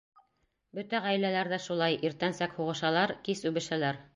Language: Bashkir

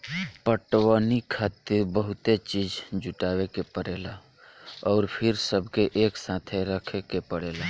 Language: Bhojpuri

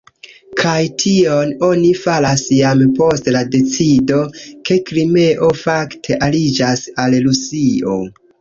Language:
Esperanto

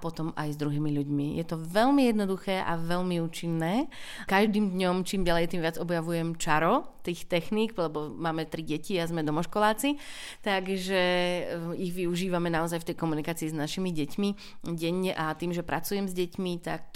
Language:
Slovak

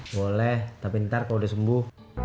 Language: Indonesian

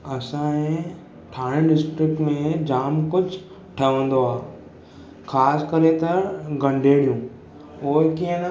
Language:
Sindhi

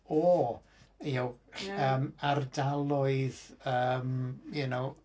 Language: Welsh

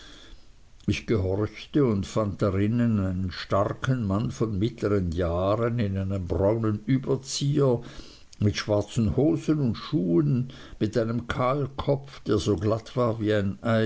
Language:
German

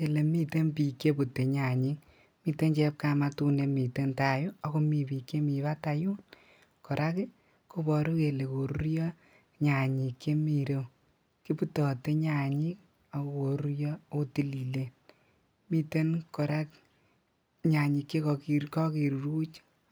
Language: Kalenjin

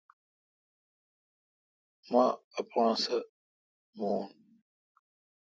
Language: Kalkoti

